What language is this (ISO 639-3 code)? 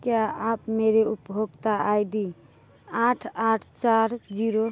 hin